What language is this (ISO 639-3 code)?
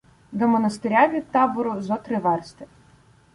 ukr